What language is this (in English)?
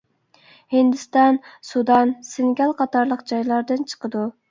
Uyghur